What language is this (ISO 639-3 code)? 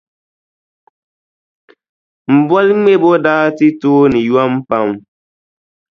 dag